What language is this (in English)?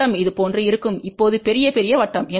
Tamil